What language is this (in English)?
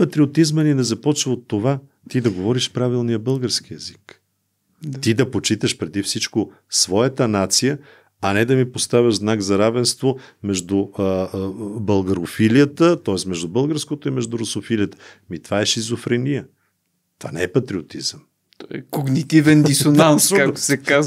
Bulgarian